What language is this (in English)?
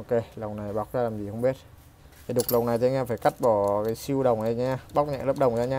Vietnamese